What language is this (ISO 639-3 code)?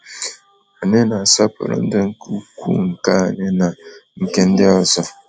ibo